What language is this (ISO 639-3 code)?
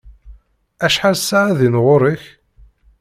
kab